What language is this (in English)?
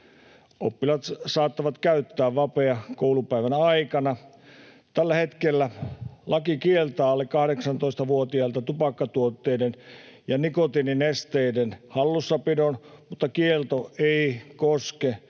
Finnish